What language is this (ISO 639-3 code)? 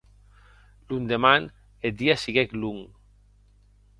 oci